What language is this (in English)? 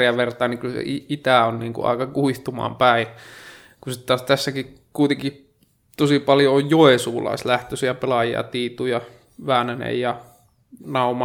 Finnish